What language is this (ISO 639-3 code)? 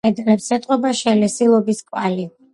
kat